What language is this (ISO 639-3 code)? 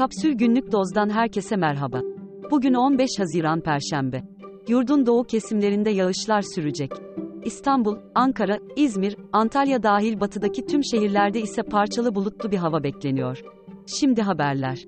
tur